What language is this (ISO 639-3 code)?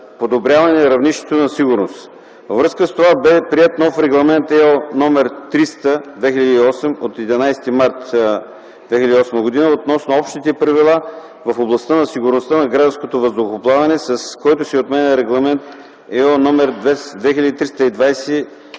bul